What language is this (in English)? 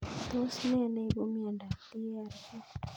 Kalenjin